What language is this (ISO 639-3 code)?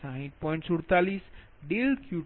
guj